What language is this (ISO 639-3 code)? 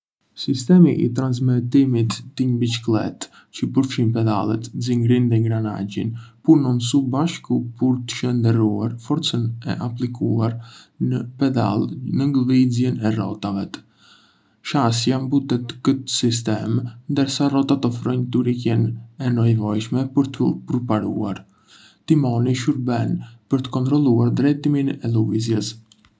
aae